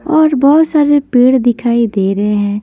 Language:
Hindi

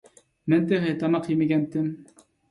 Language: Uyghur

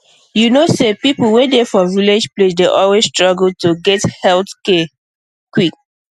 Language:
Nigerian Pidgin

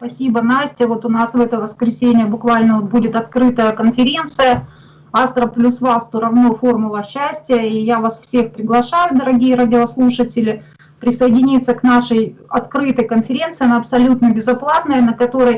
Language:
Russian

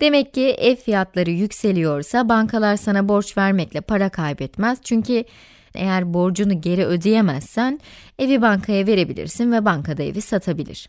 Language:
Turkish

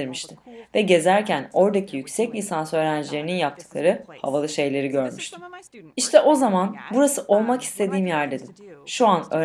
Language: Turkish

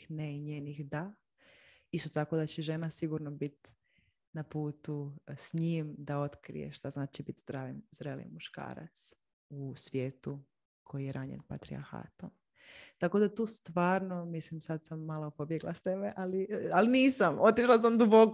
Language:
Croatian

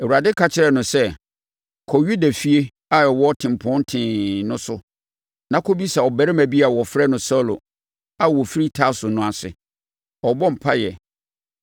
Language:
Akan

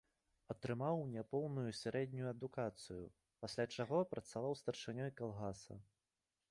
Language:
Belarusian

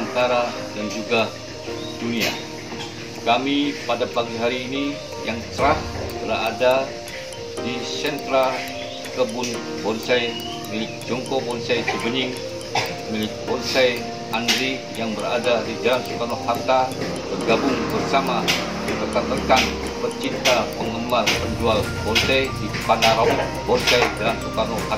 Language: Indonesian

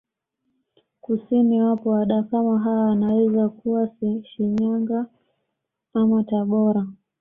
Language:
Swahili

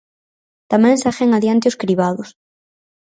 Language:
Galician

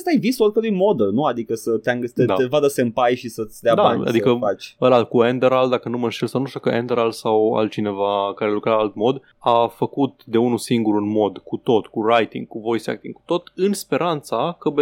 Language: Romanian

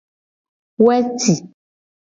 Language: Gen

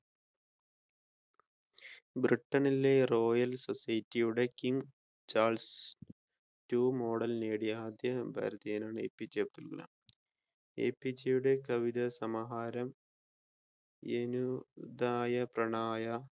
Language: Malayalam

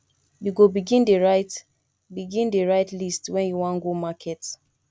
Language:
Nigerian Pidgin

